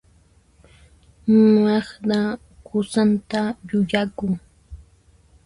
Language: Puno Quechua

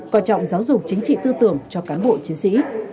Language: Vietnamese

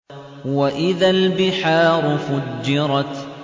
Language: Arabic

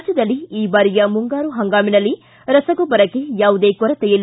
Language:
Kannada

